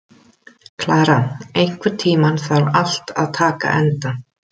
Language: Icelandic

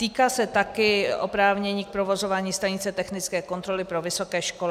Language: Czech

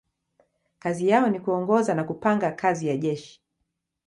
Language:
Swahili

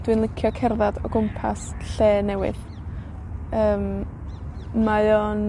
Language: Welsh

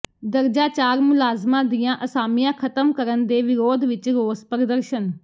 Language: Punjabi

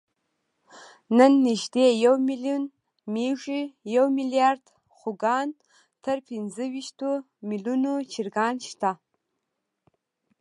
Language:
Pashto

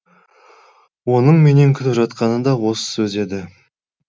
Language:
Kazakh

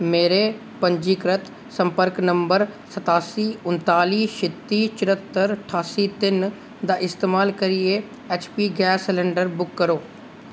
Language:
Dogri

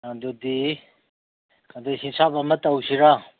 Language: Manipuri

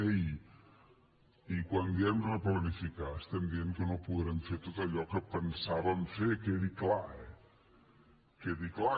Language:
Catalan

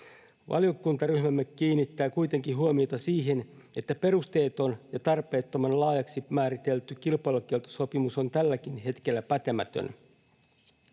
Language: Finnish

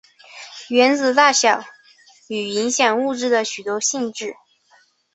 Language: Chinese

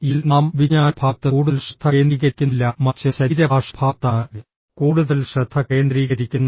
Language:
Malayalam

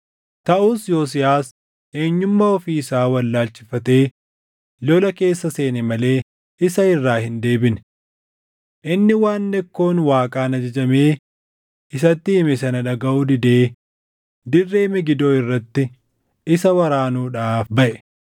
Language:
Oromo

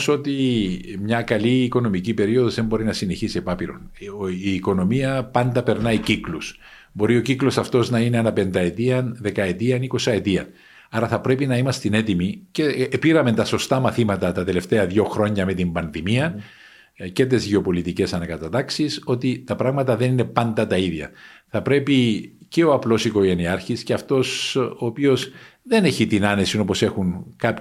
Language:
Greek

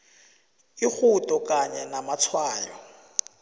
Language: South Ndebele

